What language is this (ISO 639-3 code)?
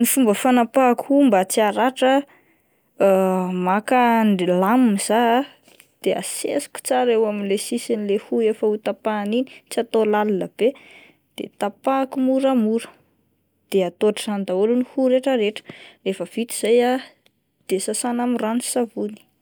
mlg